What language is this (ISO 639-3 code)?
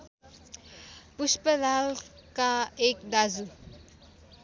nep